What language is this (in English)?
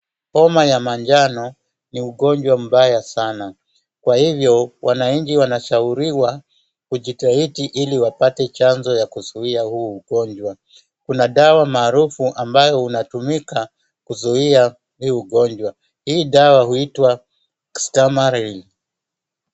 Swahili